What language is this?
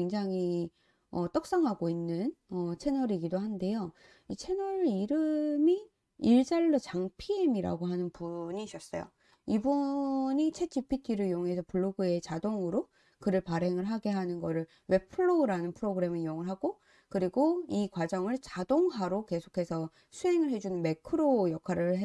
Korean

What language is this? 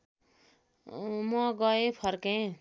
Nepali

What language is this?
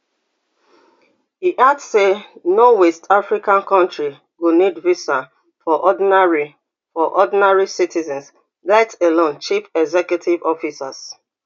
Nigerian Pidgin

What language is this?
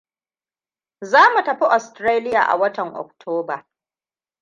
Hausa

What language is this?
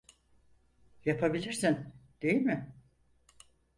Turkish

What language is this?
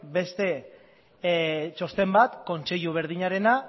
Basque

